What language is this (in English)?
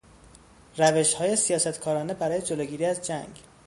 Persian